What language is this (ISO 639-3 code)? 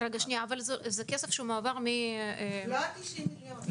heb